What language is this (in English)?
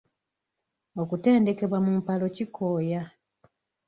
Ganda